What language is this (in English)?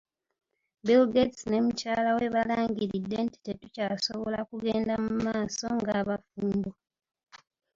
Ganda